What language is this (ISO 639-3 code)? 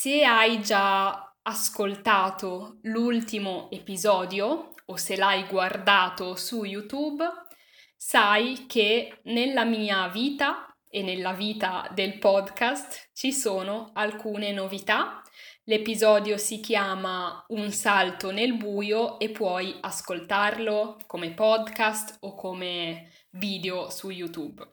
ita